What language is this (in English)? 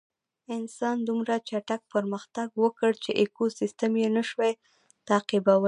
Pashto